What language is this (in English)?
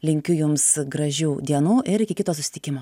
Lithuanian